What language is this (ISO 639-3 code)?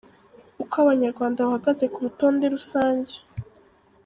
kin